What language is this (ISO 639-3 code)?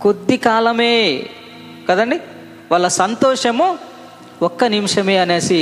tel